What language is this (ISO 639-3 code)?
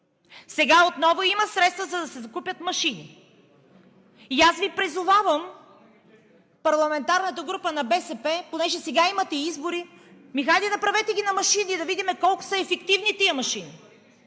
bul